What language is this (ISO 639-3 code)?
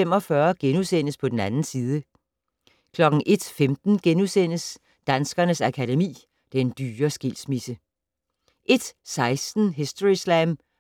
dan